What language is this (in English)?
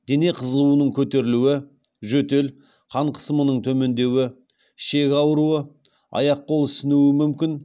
Kazakh